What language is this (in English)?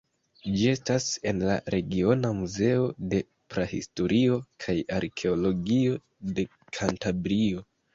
Esperanto